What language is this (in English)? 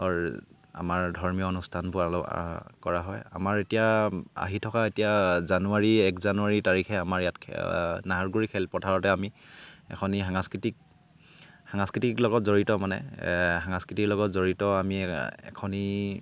Assamese